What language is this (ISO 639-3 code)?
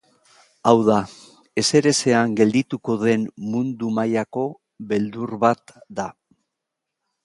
eus